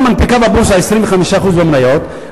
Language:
Hebrew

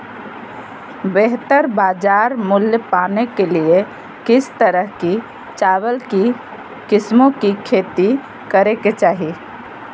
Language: Magahi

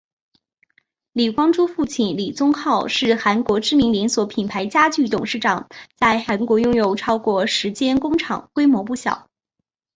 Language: Chinese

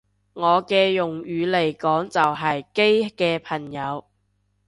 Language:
Cantonese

